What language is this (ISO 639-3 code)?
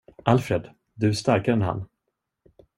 swe